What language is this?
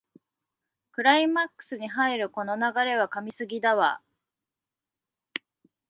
Japanese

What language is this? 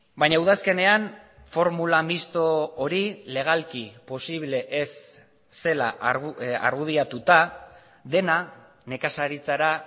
Basque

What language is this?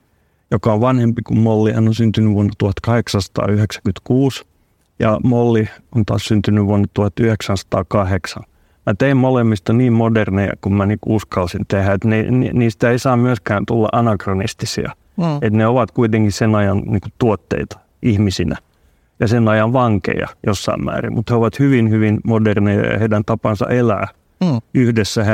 Finnish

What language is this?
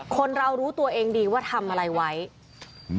Thai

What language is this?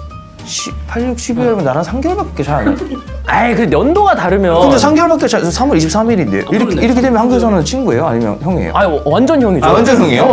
Korean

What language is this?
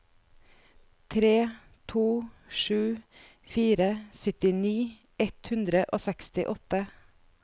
Norwegian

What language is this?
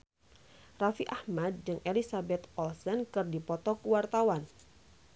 Sundanese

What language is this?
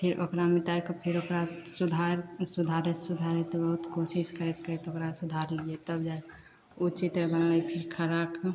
Maithili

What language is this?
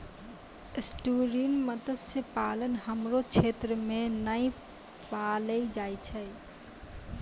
Maithili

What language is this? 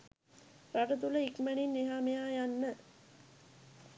Sinhala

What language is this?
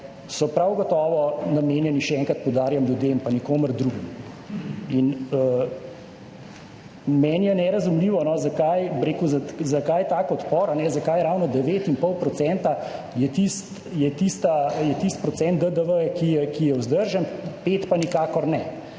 Slovenian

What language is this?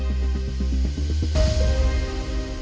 Thai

